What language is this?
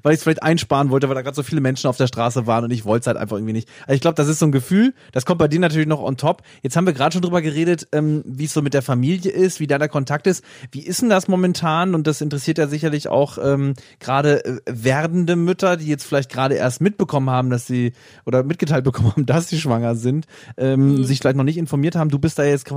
German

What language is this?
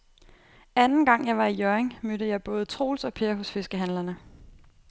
Danish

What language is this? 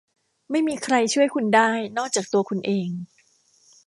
Thai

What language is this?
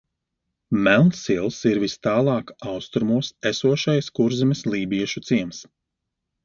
Latvian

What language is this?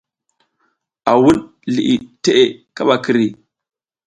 South Giziga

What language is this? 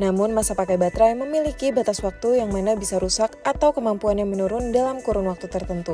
Indonesian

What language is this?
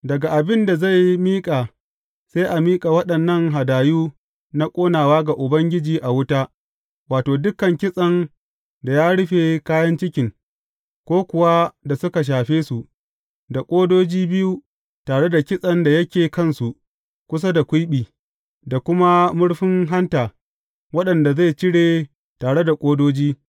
Hausa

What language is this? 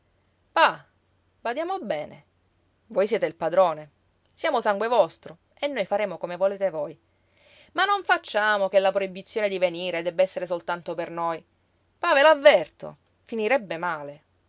Italian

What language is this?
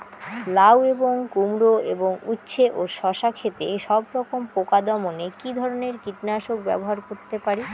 Bangla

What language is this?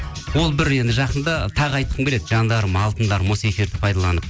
Kazakh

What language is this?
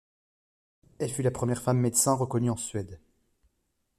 French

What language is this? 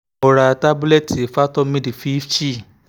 Yoruba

